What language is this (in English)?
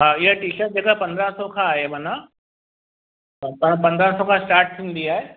Sindhi